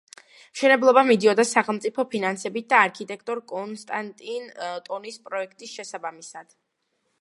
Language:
Georgian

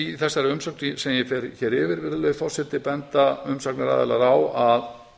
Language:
Icelandic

